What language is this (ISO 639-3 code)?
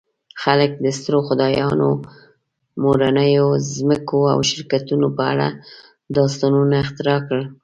pus